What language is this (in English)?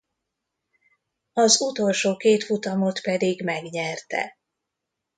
Hungarian